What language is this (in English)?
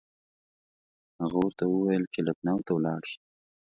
Pashto